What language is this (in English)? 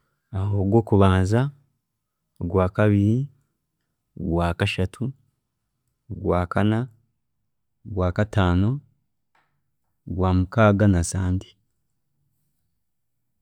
Chiga